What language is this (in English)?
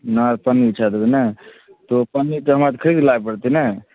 Maithili